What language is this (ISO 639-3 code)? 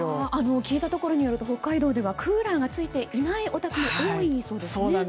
jpn